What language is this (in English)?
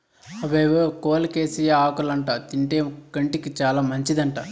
Telugu